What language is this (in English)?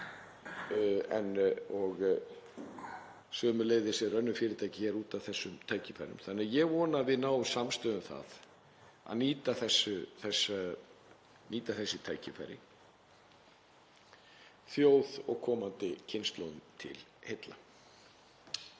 Icelandic